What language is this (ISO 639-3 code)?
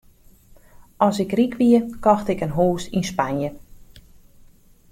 fry